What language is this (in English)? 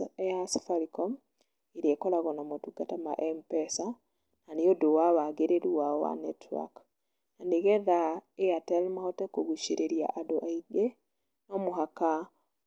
Kikuyu